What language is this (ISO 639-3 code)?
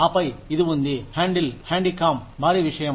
tel